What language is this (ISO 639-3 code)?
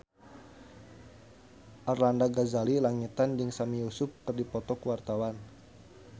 sun